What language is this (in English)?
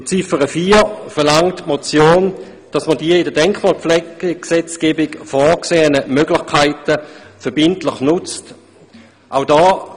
Swiss German